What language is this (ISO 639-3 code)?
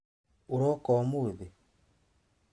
kik